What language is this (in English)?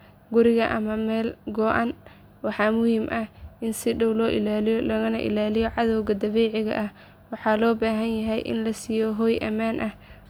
Somali